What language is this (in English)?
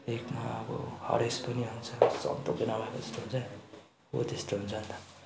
Nepali